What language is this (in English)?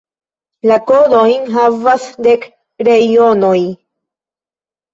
Esperanto